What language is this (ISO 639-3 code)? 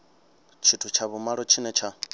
ven